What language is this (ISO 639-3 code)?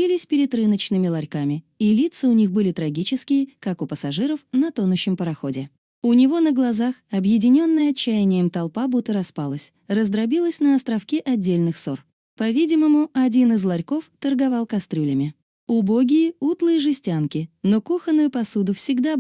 rus